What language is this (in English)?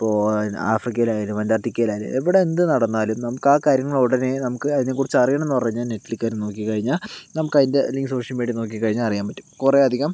Malayalam